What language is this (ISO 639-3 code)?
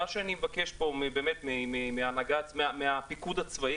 heb